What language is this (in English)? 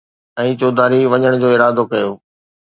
Sindhi